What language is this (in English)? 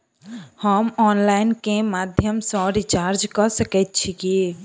Maithili